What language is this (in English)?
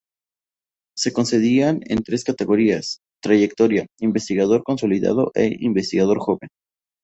Spanish